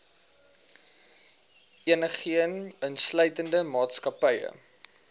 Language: Afrikaans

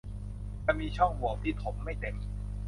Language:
Thai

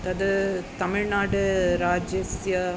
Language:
Sanskrit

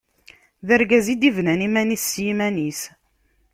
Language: Kabyle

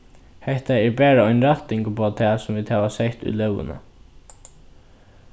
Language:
Faroese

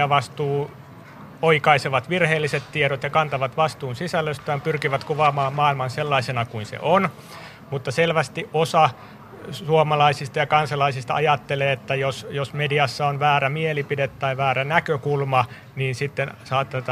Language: Finnish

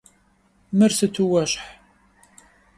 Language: Kabardian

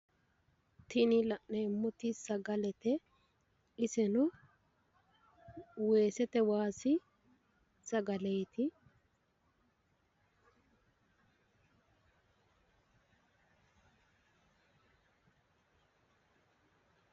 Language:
Sidamo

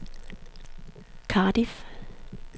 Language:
Danish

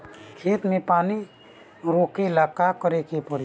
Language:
Bhojpuri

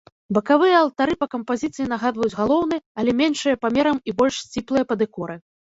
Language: Belarusian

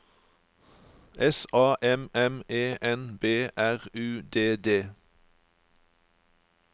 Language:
Norwegian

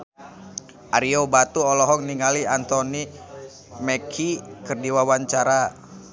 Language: Sundanese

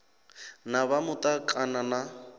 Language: Venda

